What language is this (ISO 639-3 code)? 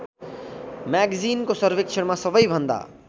nep